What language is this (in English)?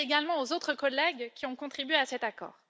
French